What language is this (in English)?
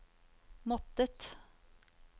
Norwegian